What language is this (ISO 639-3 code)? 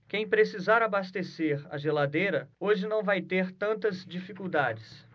por